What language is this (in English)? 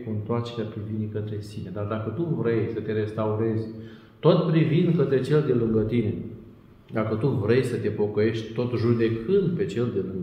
Romanian